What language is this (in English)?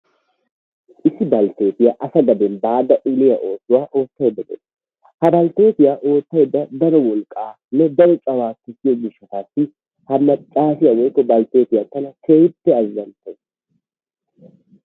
Wolaytta